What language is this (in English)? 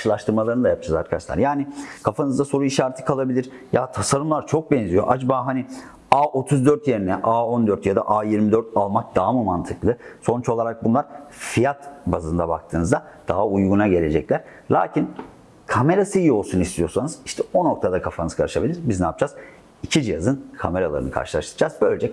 Turkish